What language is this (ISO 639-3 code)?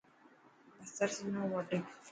mki